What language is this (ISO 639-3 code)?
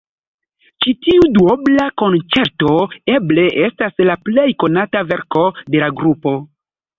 epo